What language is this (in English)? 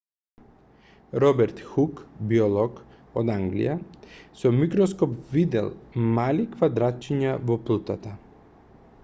Macedonian